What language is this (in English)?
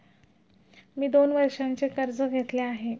Marathi